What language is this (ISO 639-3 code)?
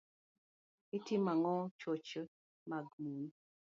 luo